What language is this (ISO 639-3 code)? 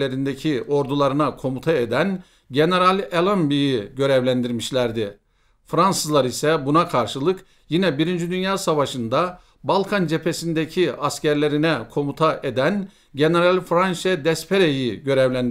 tur